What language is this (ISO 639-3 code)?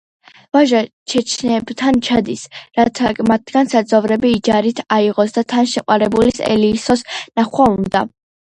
kat